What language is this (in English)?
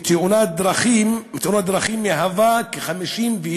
Hebrew